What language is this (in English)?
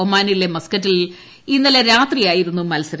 Malayalam